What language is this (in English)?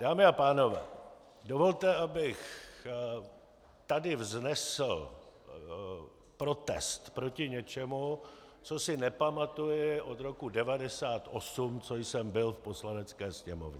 Czech